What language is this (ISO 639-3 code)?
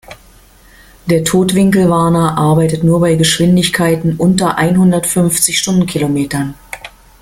deu